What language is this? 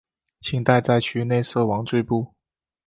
Chinese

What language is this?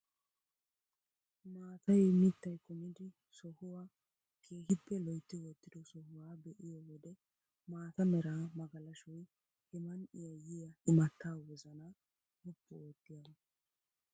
Wolaytta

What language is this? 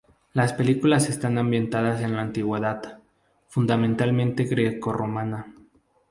Spanish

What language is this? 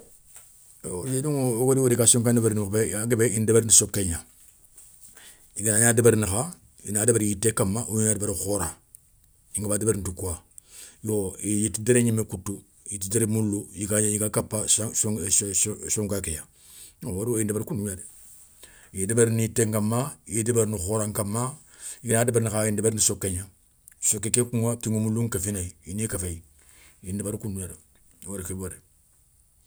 Soninke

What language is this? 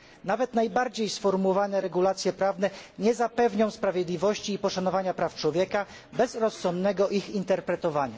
Polish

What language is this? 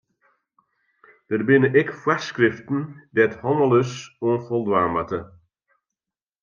Western Frisian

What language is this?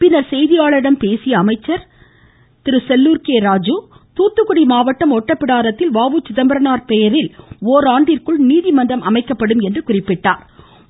Tamil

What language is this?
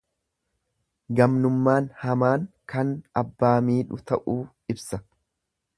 Oromo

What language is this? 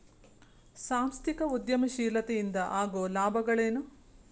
Kannada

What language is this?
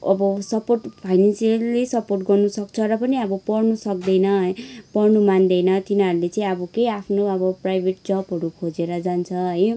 Nepali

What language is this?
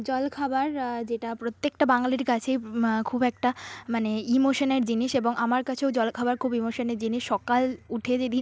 Bangla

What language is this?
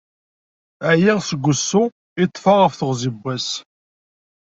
Kabyle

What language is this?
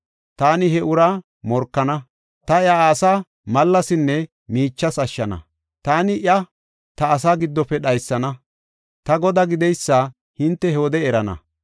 Gofa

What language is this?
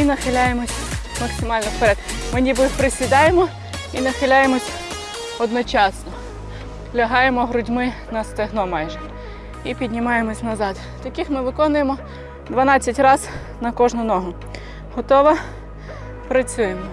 Ukrainian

